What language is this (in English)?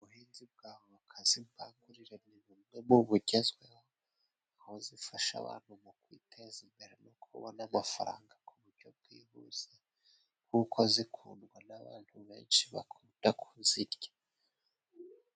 Kinyarwanda